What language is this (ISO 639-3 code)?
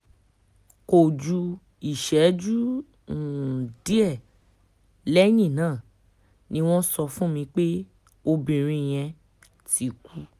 yor